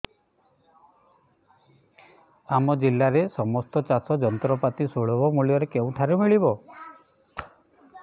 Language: Odia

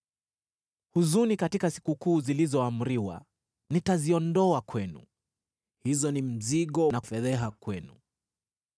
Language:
Swahili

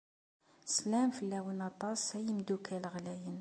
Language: Kabyle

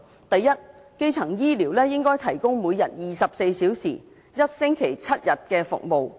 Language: Cantonese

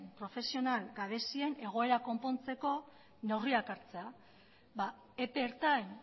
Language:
Basque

